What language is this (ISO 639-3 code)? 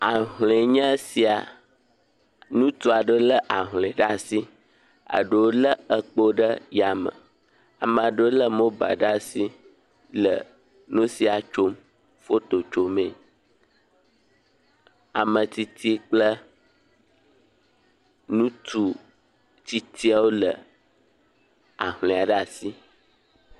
ewe